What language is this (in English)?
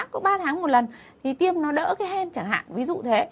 Vietnamese